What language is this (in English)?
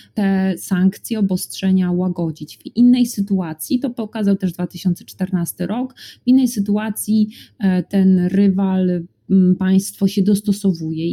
Polish